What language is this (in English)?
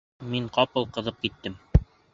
Bashkir